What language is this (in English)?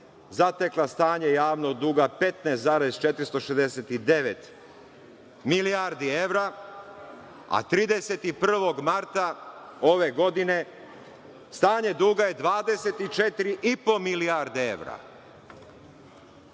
Serbian